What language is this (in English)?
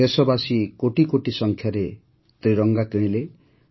Odia